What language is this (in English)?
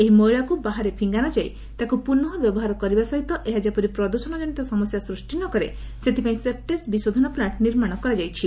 Odia